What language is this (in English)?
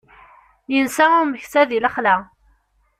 Kabyle